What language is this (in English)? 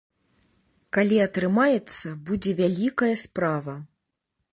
Belarusian